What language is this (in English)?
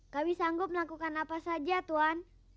Indonesian